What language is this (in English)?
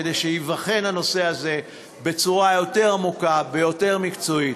Hebrew